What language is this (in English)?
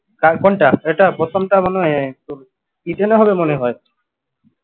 Bangla